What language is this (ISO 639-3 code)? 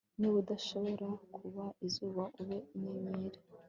kin